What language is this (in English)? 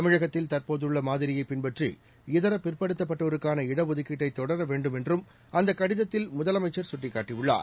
Tamil